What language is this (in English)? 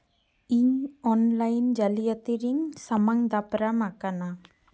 Santali